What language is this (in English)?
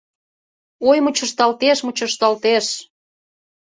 Mari